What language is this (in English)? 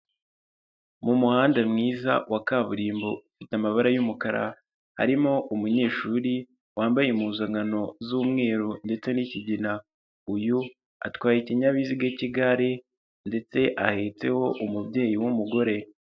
Kinyarwanda